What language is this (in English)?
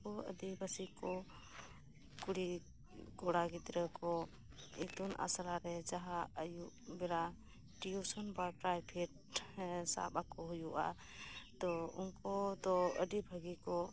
Santali